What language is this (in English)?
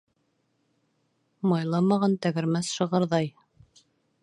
Bashkir